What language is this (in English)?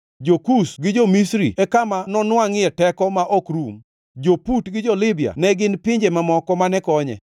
Luo (Kenya and Tanzania)